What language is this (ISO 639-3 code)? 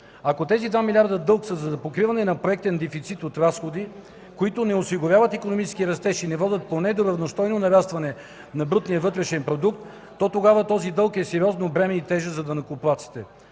bul